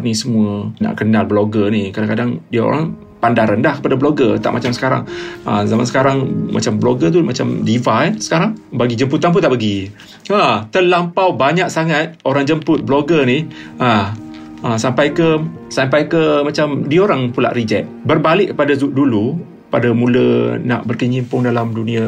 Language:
Malay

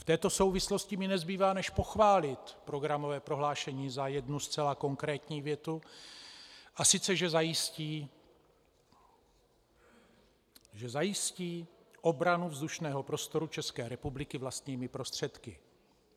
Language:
Czech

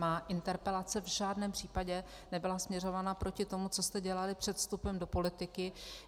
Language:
Czech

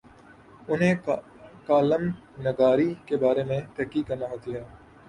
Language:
Urdu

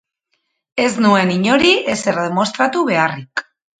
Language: Basque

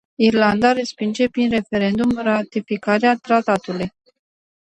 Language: Romanian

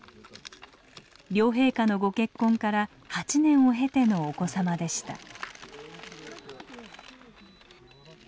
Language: Japanese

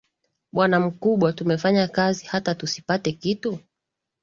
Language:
Swahili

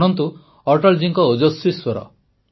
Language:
Odia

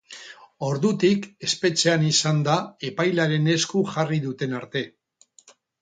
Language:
Basque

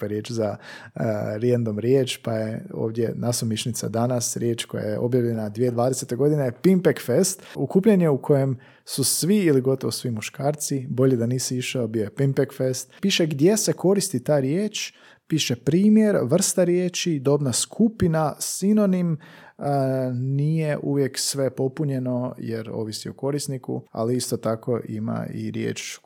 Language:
Croatian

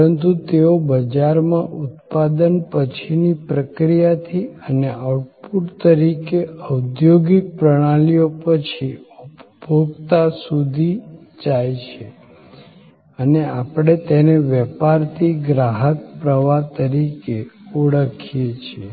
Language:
Gujarati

